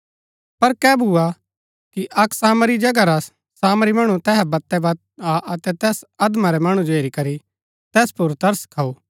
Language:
Gaddi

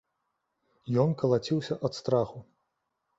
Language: Belarusian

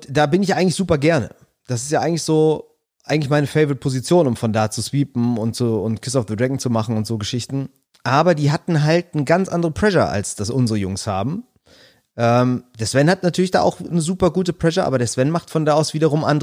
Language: German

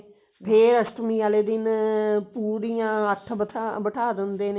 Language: Punjabi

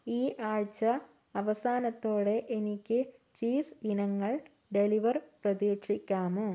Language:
Malayalam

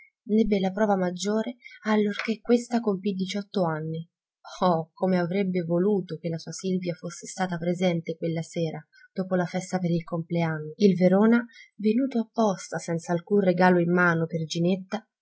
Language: Italian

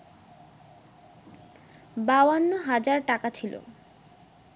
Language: Bangla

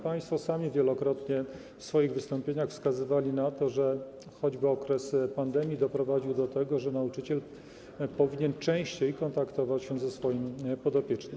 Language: Polish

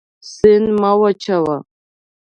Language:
Pashto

